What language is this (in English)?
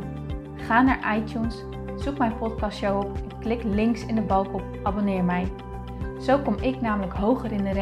Dutch